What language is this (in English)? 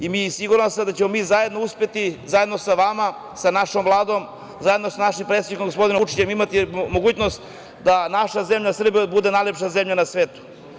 Serbian